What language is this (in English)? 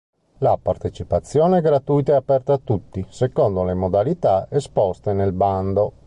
Italian